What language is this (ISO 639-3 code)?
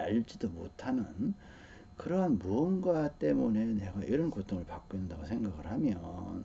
kor